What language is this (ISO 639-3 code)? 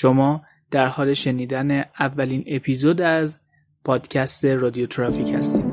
fas